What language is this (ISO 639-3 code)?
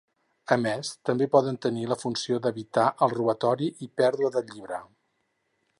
cat